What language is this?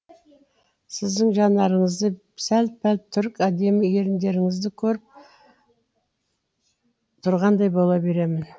Kazakh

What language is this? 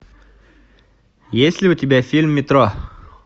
Russian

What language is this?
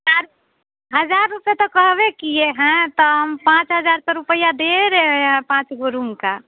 Hindi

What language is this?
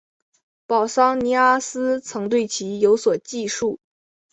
Chinese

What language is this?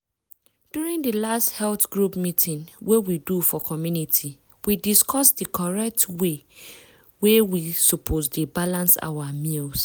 Nigerian Pidgin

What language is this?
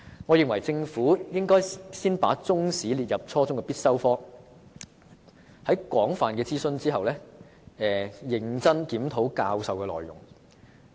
Cantonese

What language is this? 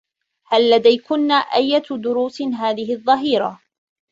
Arabic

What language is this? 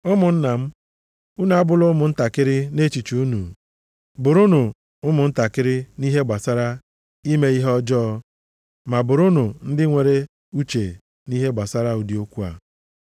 Igbo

